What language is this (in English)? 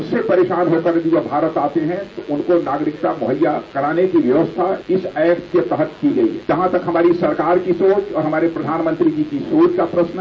Hindi